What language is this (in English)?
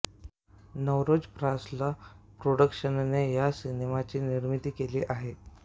Marathi